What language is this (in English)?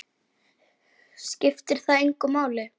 Icelandic